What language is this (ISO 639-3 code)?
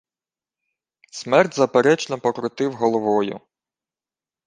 ukr